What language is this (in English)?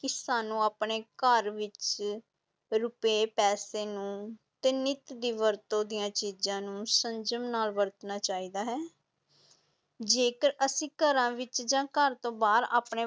Punjabi